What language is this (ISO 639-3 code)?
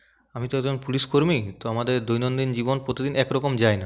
ben